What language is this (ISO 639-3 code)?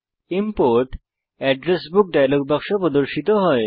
ben